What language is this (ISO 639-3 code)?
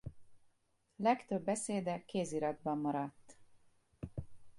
hun